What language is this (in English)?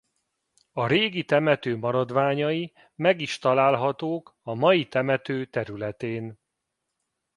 Hungarian